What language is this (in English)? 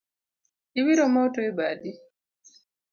Luo (Kenya and Tanzania)